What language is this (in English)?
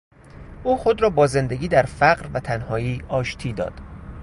Persian